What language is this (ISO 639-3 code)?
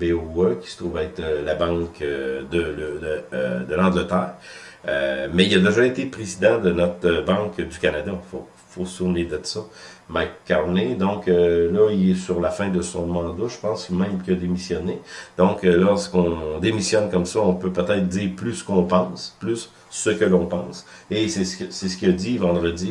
fra